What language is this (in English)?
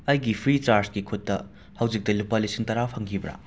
Manipuri